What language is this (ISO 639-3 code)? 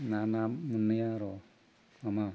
brx